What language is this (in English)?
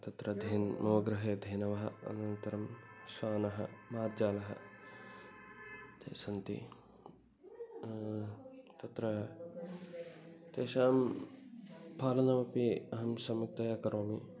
Sanskrit